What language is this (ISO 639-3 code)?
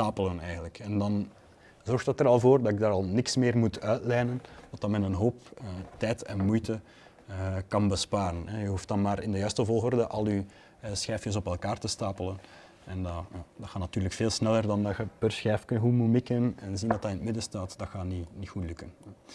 nld